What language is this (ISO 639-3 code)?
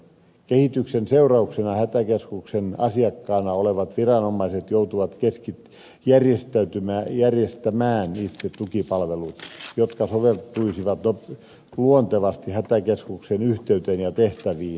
fin